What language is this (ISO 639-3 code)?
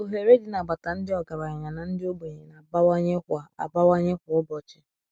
ibo